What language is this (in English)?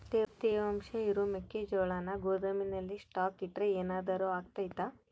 Kannada